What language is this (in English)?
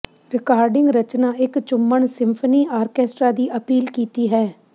Punjabi